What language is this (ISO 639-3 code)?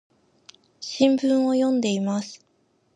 jpn